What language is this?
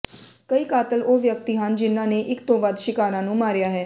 Punjabi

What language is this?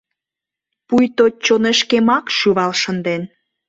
Mari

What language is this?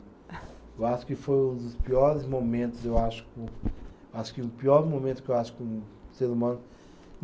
Portuguese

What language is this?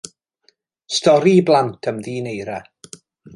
Welsh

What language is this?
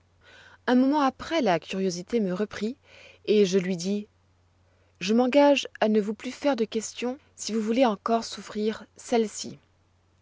French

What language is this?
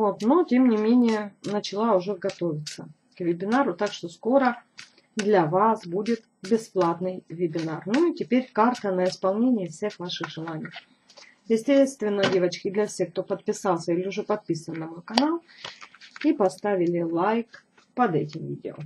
Russian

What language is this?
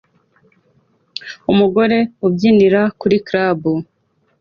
Kinyarwanda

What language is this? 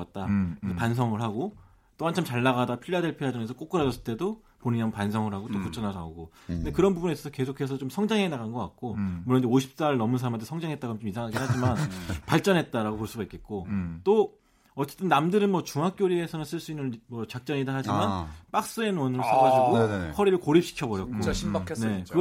Korean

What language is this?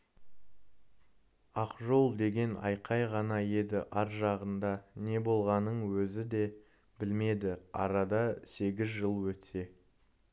Kazakh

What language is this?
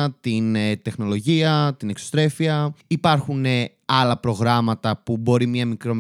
Greek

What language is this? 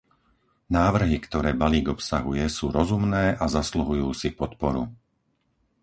Slovak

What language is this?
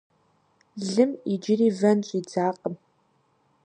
Kabardian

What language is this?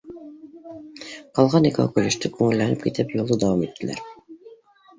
Bashkir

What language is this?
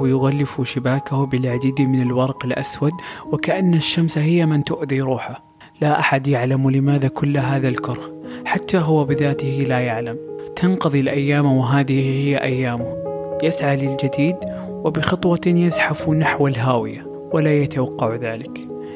Arabic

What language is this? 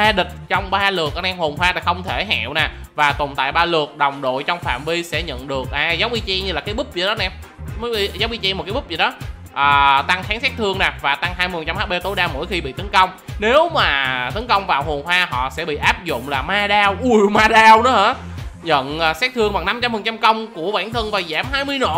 Vietnamese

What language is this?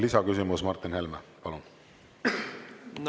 Estonian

